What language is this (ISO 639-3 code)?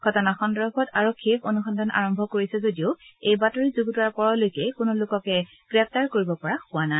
asm